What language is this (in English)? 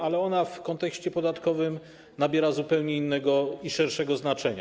Polish